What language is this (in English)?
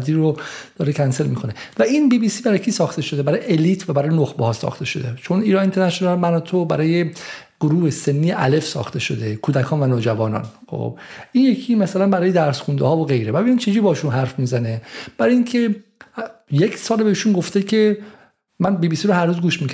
Persian